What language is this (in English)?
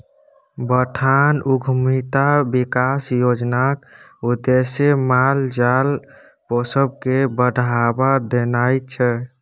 Maithili